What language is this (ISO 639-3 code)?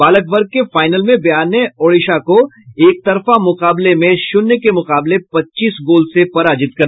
hin